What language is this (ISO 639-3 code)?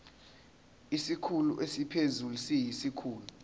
zul